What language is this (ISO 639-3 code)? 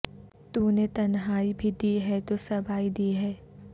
urd